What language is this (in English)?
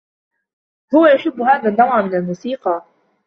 Arabic